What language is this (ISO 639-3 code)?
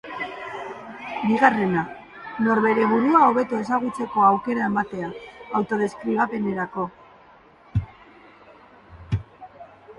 eus